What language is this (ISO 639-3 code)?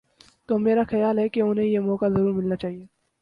urd